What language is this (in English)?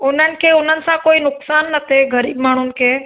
Sindhi